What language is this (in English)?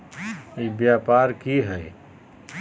Magahi